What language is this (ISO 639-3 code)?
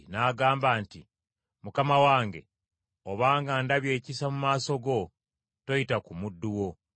lug